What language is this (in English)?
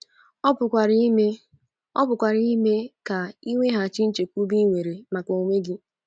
Igbo